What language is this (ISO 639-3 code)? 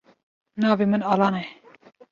kur